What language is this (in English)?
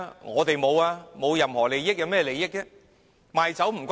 Cantonese